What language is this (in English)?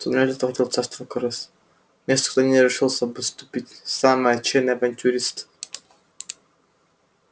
Russian